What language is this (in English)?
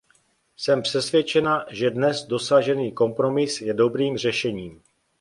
Czech